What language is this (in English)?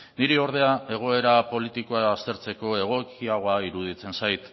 Basque